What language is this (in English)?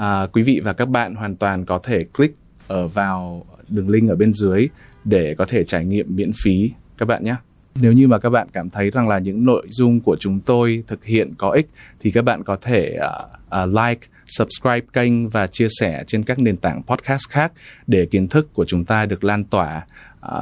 Vietnamese